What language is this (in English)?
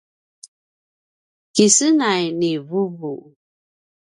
Paiwan